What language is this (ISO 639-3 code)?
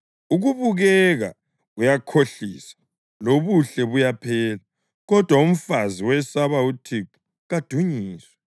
nde